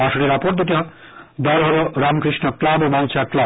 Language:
Bangla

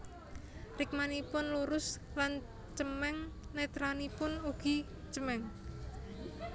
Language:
Javanese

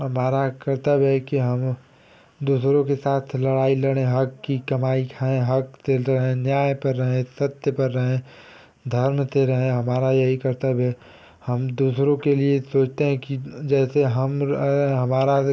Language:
Hindi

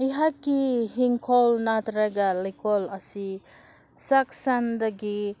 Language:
Manipuri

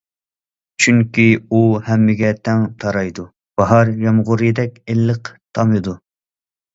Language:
Uyghur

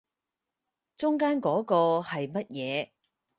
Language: Cantonese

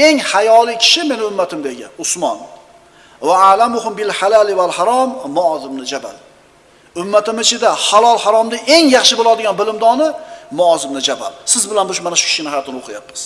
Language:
Turkish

